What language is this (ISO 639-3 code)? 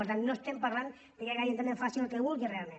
cat